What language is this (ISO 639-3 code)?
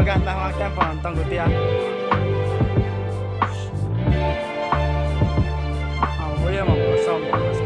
ind